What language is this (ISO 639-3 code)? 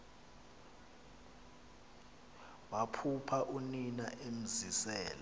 xho